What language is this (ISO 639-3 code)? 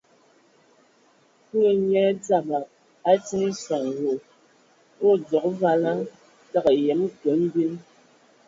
ewo